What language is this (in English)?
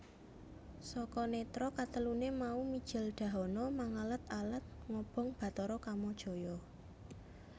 Javanese